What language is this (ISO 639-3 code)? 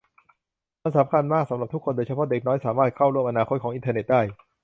tha